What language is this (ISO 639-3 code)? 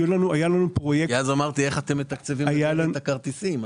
heb